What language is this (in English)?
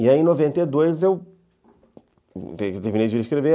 Portuguese